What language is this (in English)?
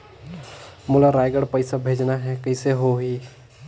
Chhattisgarhi